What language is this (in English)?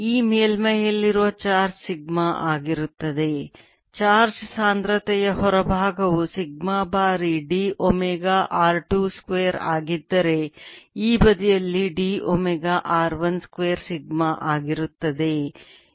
Kannada